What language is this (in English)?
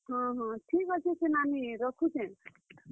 Odia